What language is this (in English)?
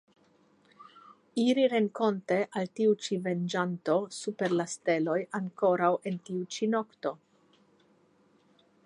Esperanto